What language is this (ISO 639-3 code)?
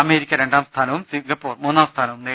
mal